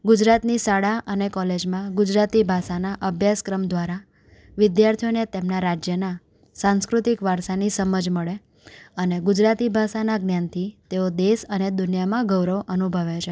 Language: Gujarati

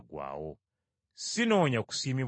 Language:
Ganda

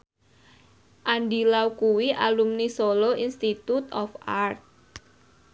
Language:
Javanese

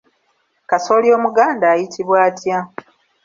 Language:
Ganda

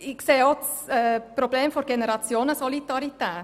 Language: Swiss German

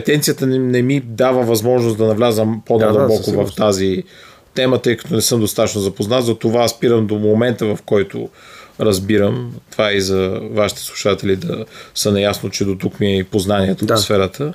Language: Bulgarian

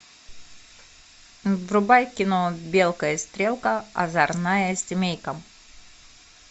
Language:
Russian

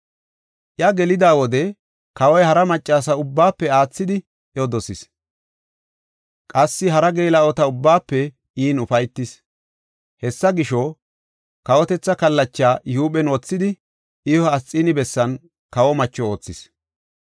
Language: Gofa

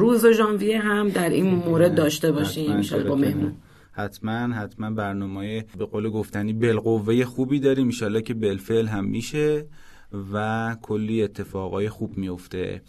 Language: Persian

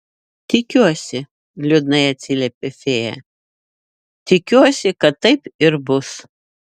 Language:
Lithuanian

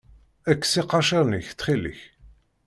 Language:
Kabyle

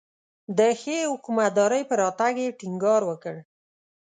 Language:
Pashto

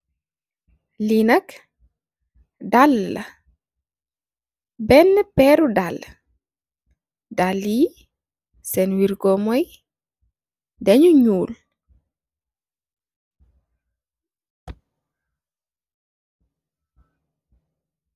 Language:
Wolof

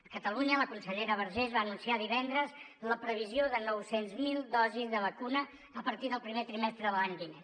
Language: Catalan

